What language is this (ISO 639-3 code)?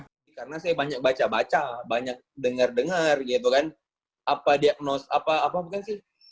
ind